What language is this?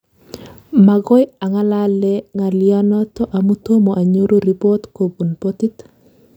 Kalenjin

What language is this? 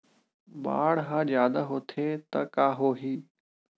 Chhattisgarhi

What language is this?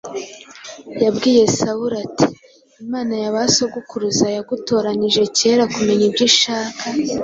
Kinyarwanda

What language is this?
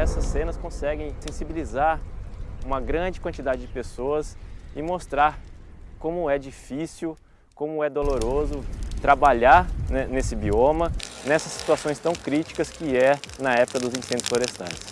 Portuguese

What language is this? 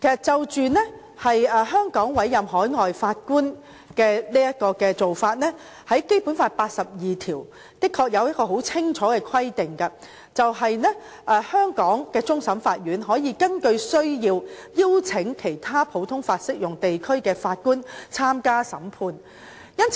Cantonese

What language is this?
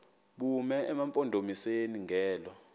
Xhosa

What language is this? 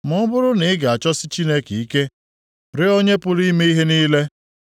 Igbo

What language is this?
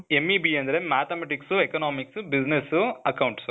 Kannada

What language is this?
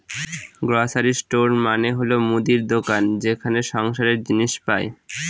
Bangla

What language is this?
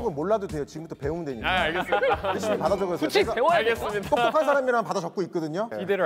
Korean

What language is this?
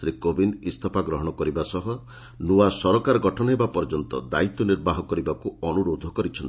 Odia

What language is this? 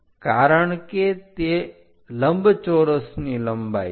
Gujarati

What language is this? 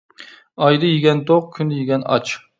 Uyghur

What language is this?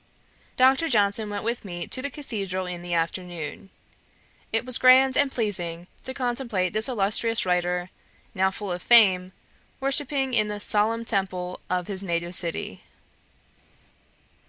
English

